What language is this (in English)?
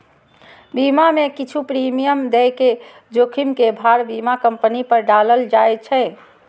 Maithili